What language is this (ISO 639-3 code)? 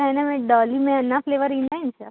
snd